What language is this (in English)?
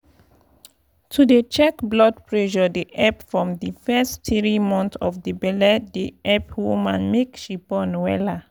Nigerian Pidgin